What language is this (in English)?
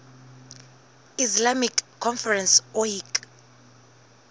Southern Sotho